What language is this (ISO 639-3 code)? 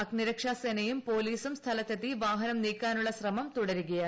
mal